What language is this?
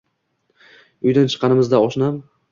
Uzbek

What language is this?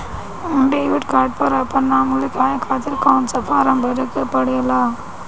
Bhojpuri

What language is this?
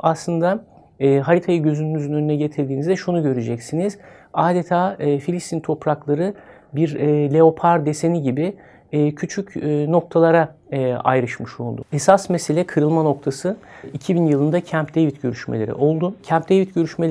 Turkish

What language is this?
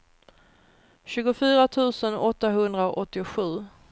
Swedish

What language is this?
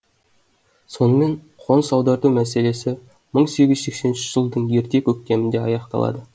Kazakh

